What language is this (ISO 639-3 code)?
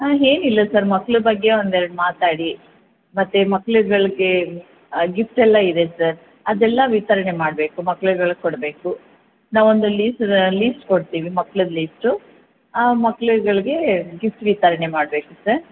kan